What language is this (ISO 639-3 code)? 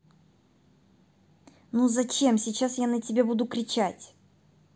rus